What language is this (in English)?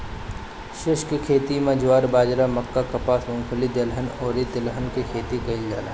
Bhojpuri